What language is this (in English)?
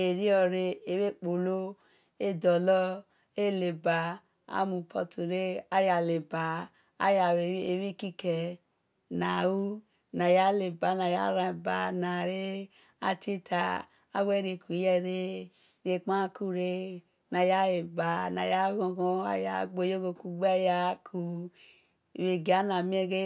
Esan